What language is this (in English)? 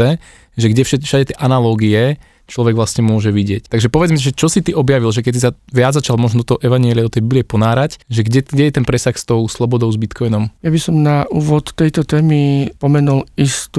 Slovak